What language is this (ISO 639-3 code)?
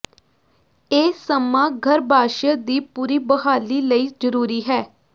pan